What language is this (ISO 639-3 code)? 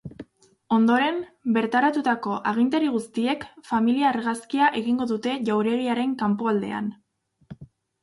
eus